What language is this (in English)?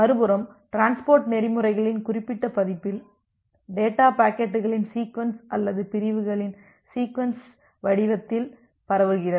Tamil